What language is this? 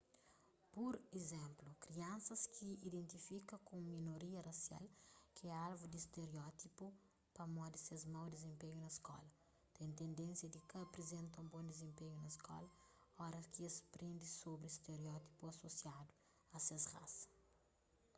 Kabuverdianu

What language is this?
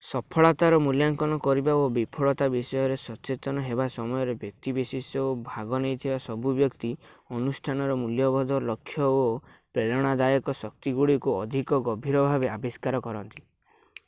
Odia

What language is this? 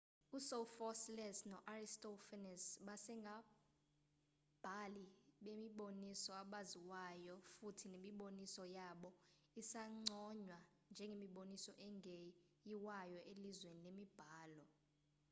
Xhosa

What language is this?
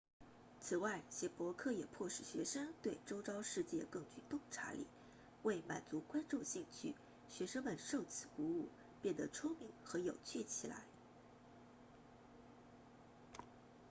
Chinese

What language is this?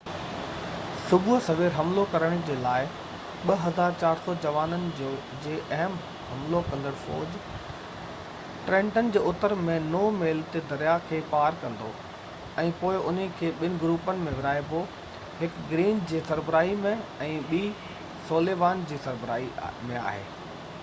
Sindhi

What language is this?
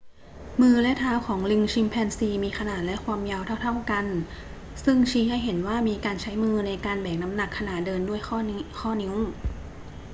Thai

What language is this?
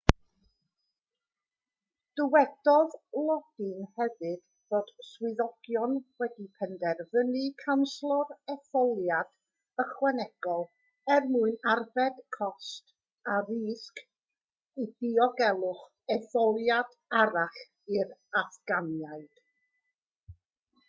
Welsh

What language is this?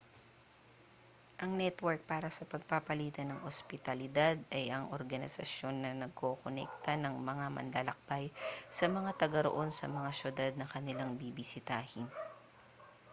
Filipino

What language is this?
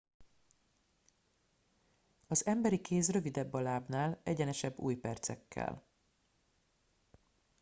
Hungarian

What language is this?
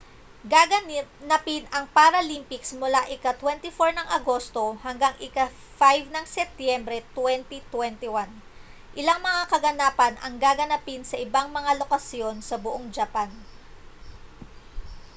Filipino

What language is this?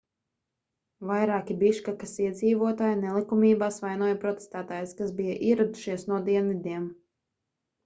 Latvian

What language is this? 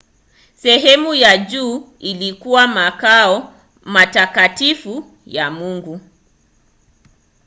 Swahili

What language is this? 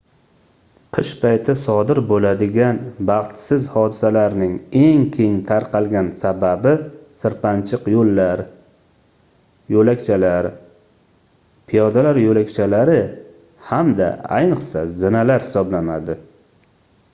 Uzbek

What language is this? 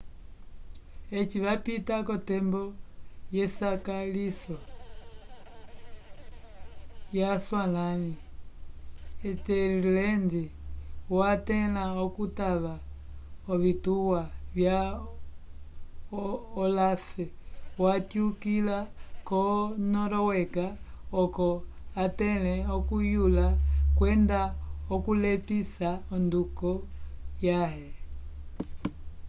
Umbundu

